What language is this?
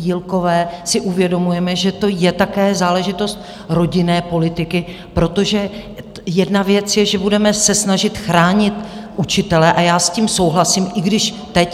Czech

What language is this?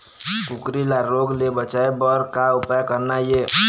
Chhattisgarhi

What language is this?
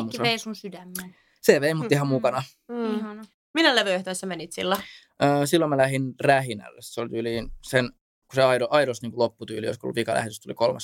Finnish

